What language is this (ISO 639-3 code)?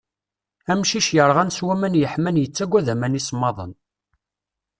kab